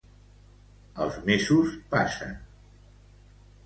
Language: Catalan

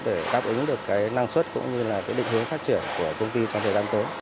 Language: Vietnamese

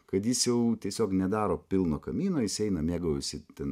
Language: Lithuanian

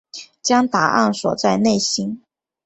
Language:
Chinese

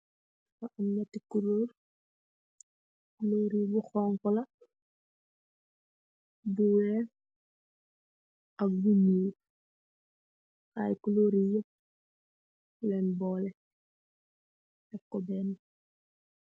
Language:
Wolof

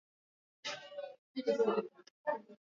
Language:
Swahili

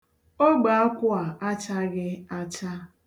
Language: Igbo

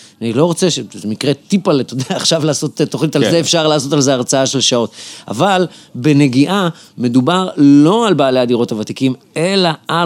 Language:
Hebrew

